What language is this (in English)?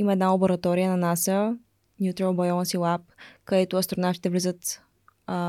Bulgarian